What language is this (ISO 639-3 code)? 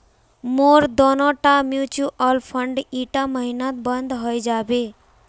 mag